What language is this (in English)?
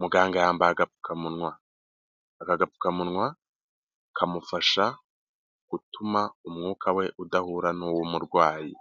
Kinyarwanda